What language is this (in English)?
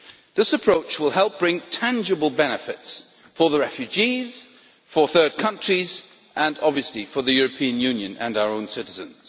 English